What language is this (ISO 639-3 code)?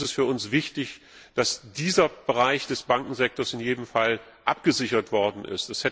deu